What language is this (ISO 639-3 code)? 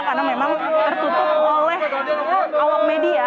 ind